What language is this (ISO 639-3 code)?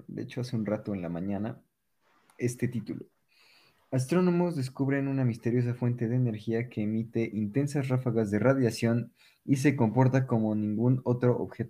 spa